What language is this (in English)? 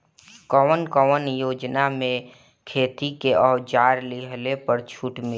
Bhojpuri